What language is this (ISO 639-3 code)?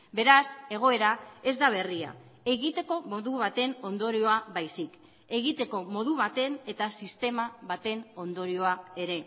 eus